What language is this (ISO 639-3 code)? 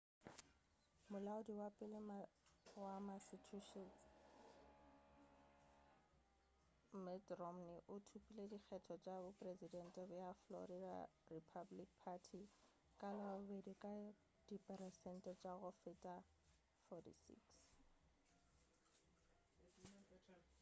nso